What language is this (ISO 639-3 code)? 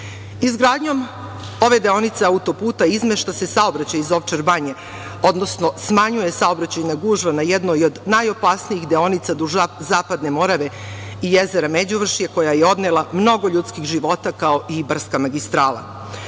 srp